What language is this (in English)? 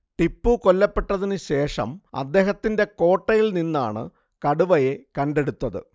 Malayalam